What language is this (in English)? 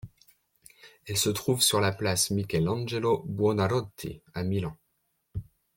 French